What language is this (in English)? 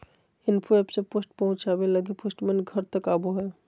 Magahi